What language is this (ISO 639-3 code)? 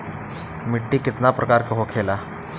bho